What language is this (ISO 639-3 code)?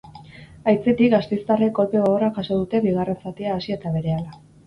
eus